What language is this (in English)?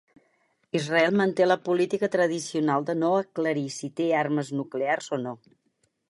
Catalan